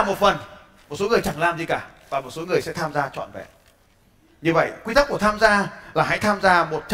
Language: Vietnamese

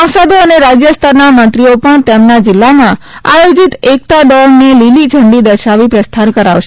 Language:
Gujarati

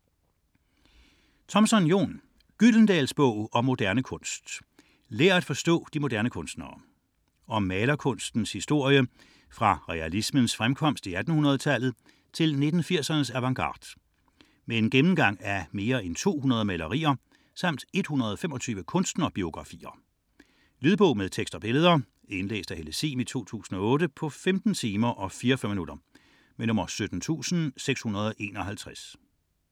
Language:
Danish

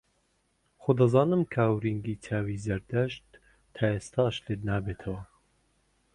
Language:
Central Kurdish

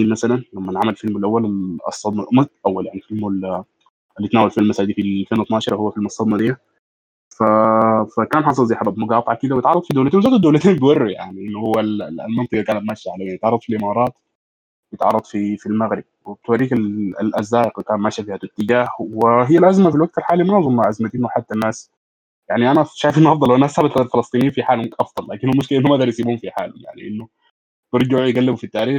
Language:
Arabic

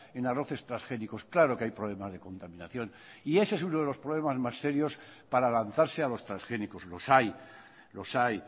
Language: Spanish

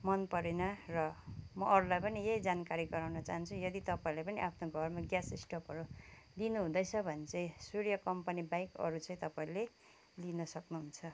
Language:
Nepali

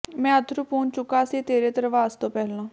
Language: Punjabi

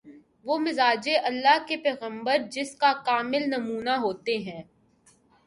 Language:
Urdu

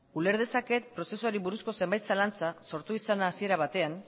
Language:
Basque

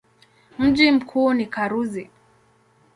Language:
Swahili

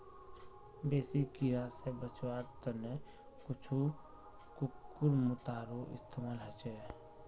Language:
Magahi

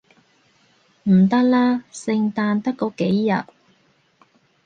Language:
Cantonese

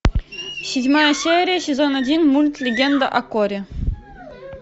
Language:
Russian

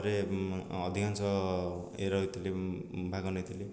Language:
Odia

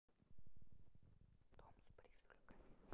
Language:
Russian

